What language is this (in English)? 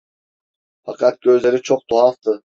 Turkish